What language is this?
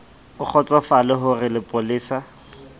Southern Sotho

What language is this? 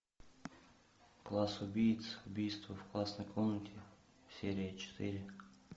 Russian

